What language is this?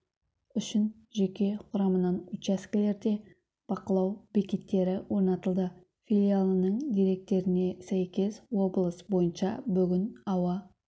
Kazakh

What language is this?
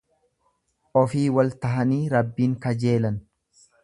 Oromo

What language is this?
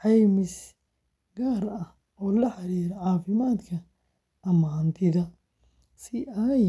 Somali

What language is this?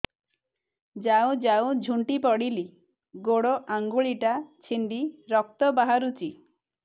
Odia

